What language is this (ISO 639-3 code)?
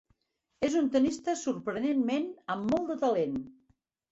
cat